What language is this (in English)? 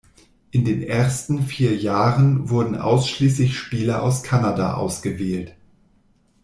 German